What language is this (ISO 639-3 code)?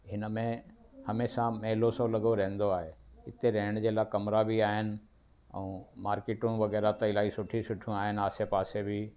snd